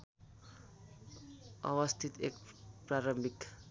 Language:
Nepali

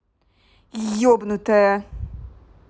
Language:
Russian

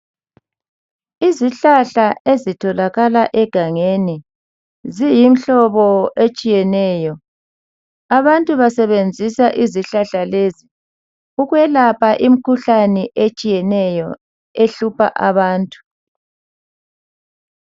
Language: North Ndebele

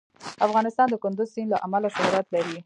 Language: Pashto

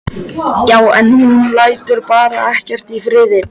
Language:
Icelandic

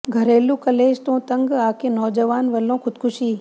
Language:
Punjabi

